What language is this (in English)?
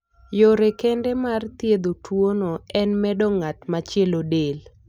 Luo (Kenya and Tanzania)